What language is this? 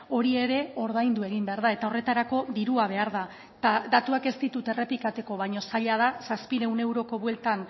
Basque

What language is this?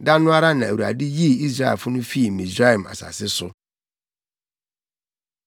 Akan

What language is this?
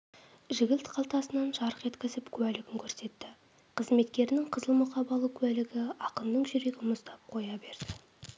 Kazakh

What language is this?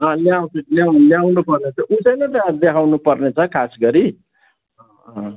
Nepali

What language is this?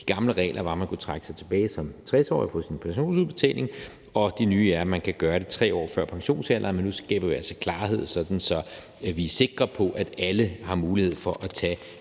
Danish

